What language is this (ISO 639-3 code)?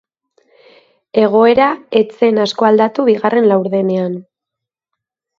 eus